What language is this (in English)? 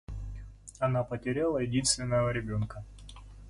Russian